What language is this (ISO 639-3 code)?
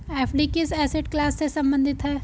hin